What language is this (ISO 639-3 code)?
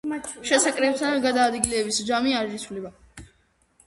kat